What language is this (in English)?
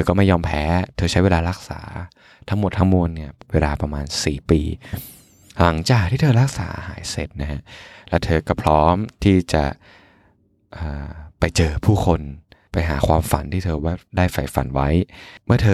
Thai